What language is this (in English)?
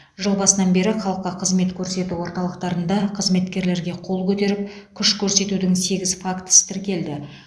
Kazakh